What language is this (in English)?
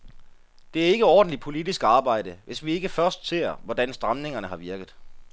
Danish